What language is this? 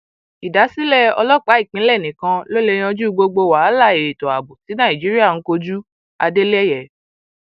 Yoruba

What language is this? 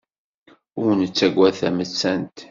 Kabyle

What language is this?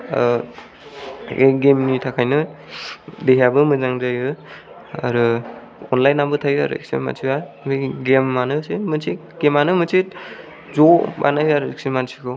Bodo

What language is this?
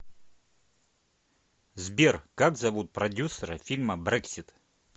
Russian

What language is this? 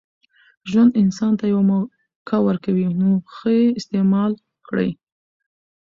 Pashto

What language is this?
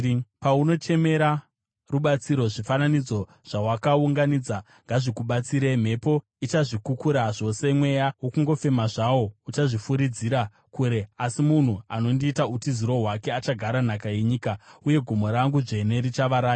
Shona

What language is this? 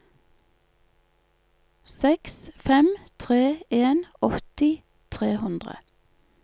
Norwegian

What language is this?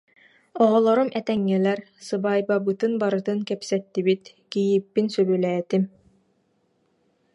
Yakut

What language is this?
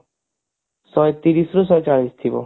Odia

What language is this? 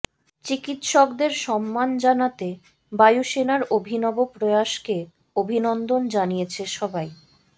Bangla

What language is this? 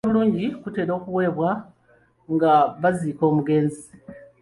Ganda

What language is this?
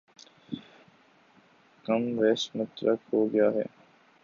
Urdu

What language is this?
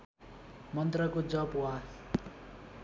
Nepali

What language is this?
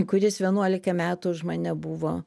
Lithuanian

